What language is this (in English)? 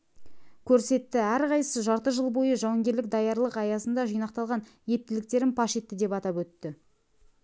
Kazakh